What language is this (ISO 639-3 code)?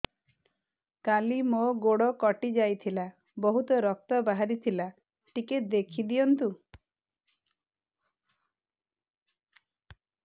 ori